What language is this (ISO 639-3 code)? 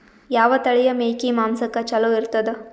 kan